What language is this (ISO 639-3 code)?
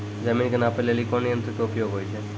mai